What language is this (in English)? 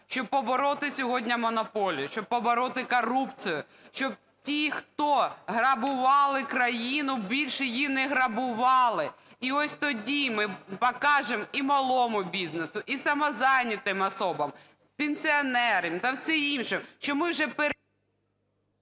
Ukrainian